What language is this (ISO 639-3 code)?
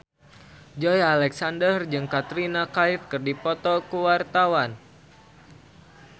sun